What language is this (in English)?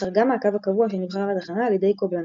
Hebrew